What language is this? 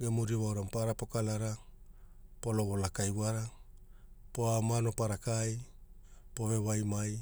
Hula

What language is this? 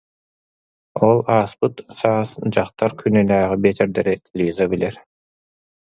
Yakut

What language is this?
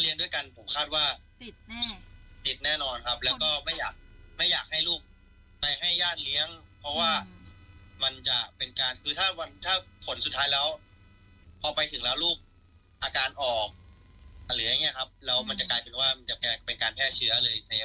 Thai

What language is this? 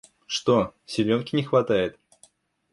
Russian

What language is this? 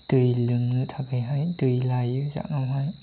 Bodo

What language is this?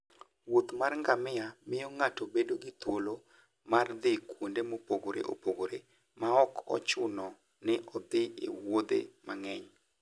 Luo (Kenya and Tanzania)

